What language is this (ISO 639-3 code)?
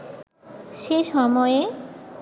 ben